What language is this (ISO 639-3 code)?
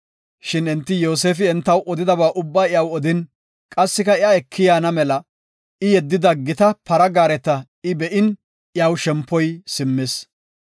gof